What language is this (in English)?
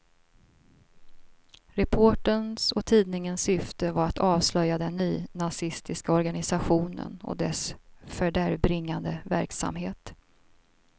Swedish